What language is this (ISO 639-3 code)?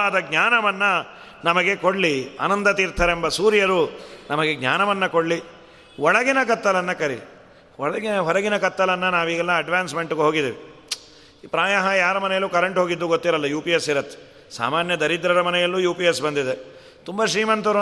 kan